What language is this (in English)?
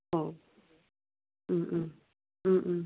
Bodo